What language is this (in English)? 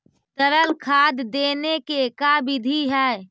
Magahi